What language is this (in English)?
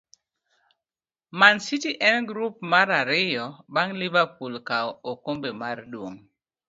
Luo (Kenya and Tanzania)